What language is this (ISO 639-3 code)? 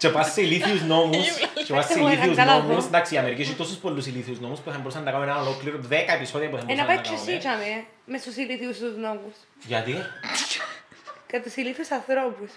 ell